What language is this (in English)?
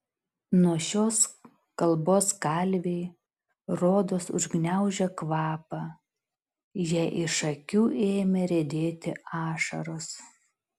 Lithuanian